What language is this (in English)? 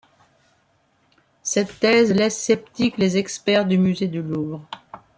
French